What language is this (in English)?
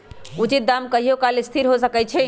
Magahi